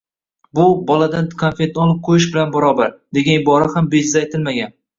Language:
Uzbek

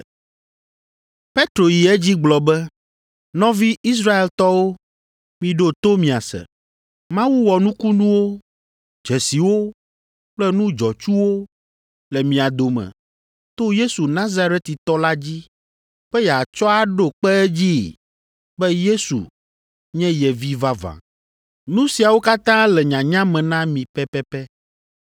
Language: Ewe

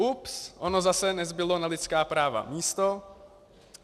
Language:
Czech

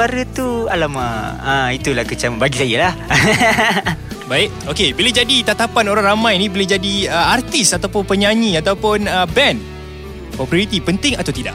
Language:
Malay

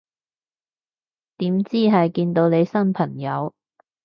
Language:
Cantonese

